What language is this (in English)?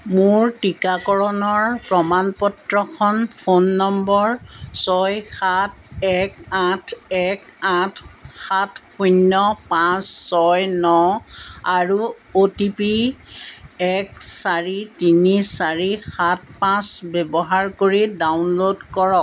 Assamese